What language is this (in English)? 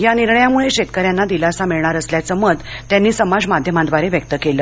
Marathi